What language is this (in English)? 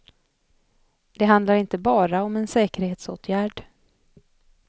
Swedish